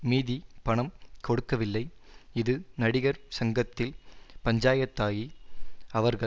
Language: Tamil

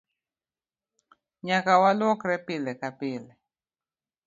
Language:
Luo (Kenya and Tanzania)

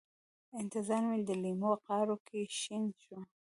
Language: Pashto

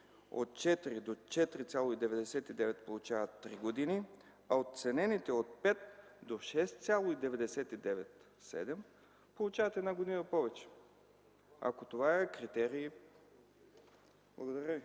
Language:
Bulgarian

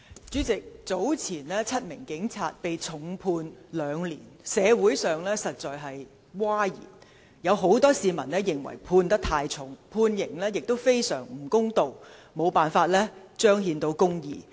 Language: Cantonese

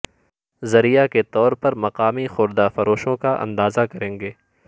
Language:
Urdu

